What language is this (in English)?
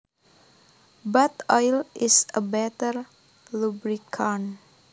Javanese